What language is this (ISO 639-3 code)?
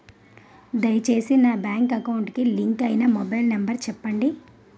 tel